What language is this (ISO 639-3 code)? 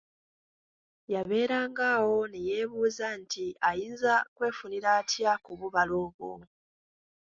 lug